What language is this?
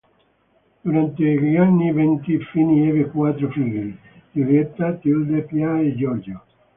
Italian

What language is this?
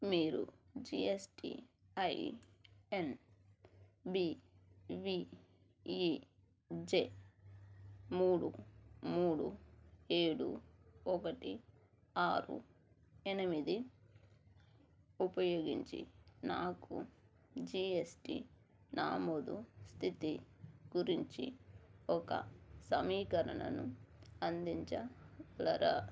Telugu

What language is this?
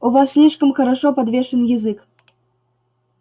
Russian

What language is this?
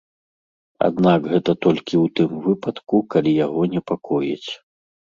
Belarusian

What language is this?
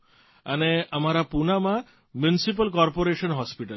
Gujarati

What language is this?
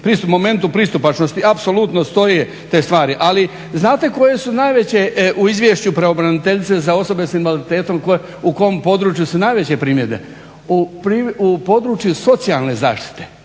Croatian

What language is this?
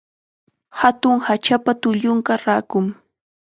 Chiquián Ancash Quechua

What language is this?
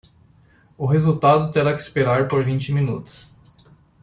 Portuguese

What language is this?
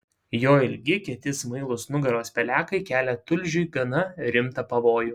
Lithuanian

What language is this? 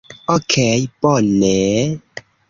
Esperanto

